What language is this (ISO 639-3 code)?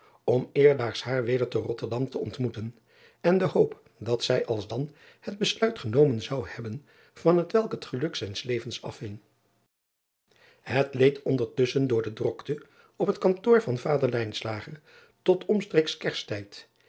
nld